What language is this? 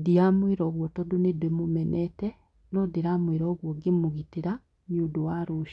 Kikuyu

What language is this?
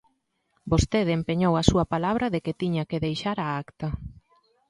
Galician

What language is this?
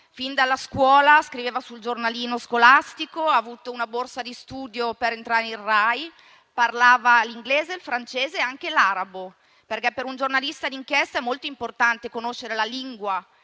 Italian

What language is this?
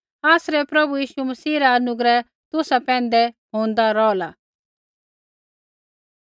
Kullu Pahari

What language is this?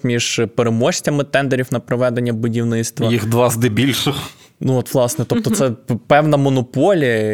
Ukrainian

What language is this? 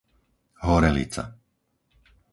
Slovak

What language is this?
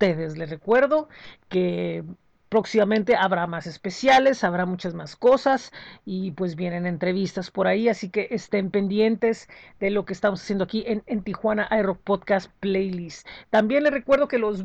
Spanish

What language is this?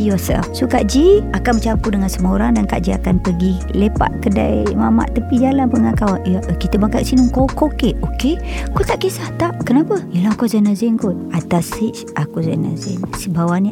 Malay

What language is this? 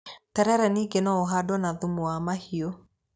Kikuyu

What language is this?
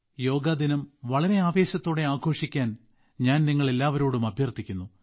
Malayalam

